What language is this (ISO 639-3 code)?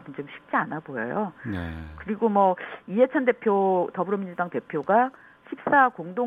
kor